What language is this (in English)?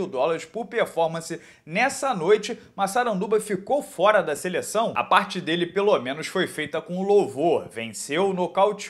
Portuguese